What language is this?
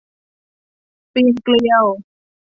Thai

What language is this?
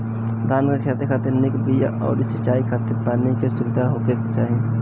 Bhojpuri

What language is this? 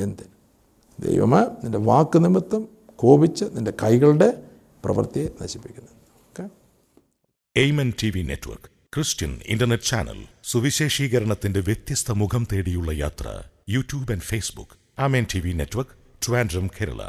Malayalam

